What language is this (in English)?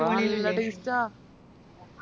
Malayalam